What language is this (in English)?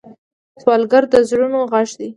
Pashto